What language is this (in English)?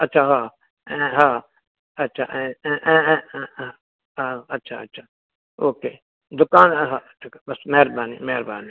Sindhi